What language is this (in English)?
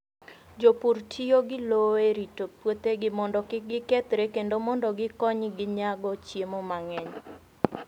Luo (Kenya and Tanzania)